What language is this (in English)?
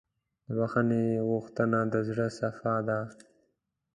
Pashto